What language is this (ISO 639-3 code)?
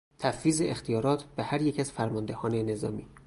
fas